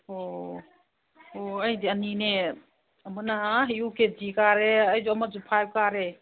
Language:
Manipuri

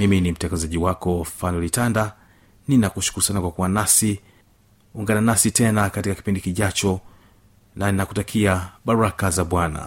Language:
Swahili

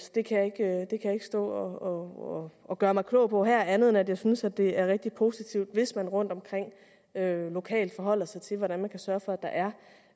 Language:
Danish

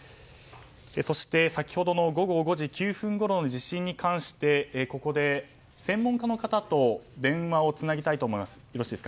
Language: Japanese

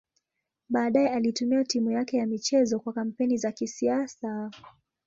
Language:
Swahili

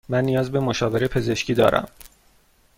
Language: Persian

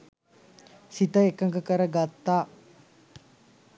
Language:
Sinhala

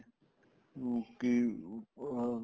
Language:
Punjabi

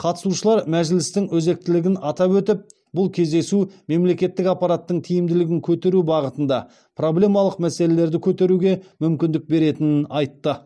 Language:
Kazakh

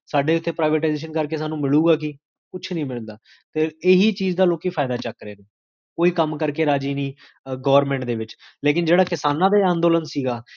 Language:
Punjabi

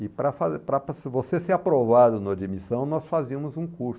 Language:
Portuguese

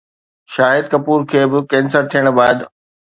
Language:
Sindhi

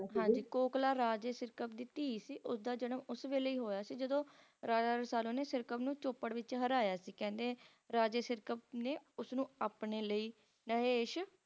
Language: Punjabi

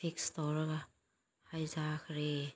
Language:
Manipuri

